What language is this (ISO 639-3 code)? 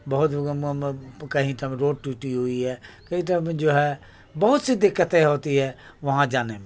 urd